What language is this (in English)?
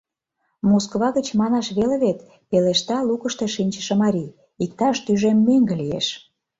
Mari